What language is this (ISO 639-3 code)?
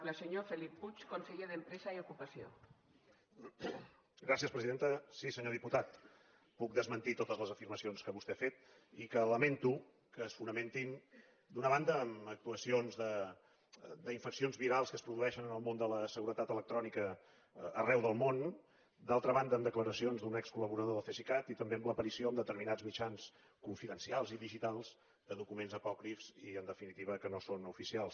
cat